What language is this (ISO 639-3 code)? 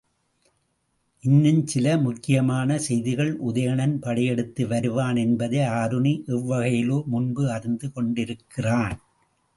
tam